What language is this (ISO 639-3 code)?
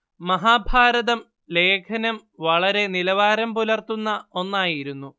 mal